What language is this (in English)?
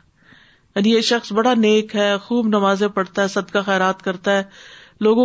Urdu